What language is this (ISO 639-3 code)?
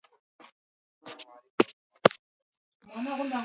swa